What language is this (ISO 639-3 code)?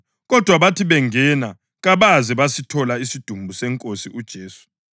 nde